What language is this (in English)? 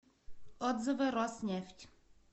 Russian